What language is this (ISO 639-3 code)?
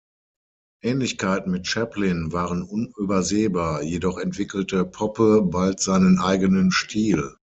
deu